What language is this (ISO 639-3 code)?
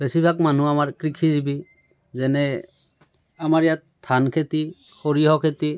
asm